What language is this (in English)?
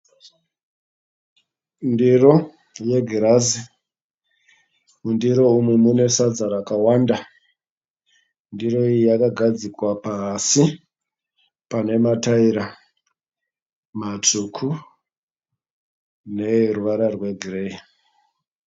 Shona